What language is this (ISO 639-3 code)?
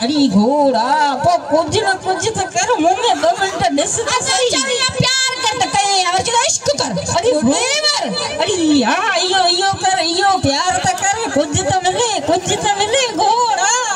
hin